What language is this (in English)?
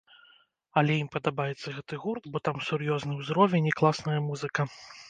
Belarusian